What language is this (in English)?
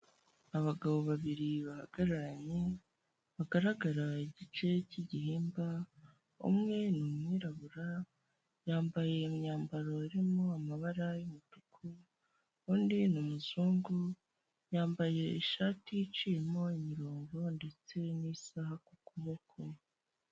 Kinyarwanda